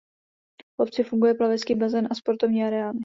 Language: Czech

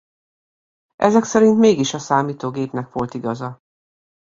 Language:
Hungarian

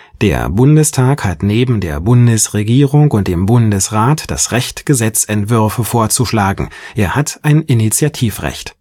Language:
German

